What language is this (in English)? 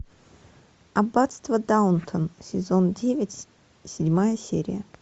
Russian